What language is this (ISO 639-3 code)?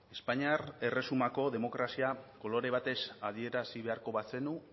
eus